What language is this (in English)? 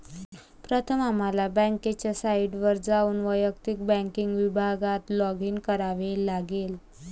Marathi